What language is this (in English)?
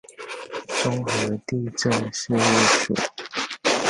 Chinese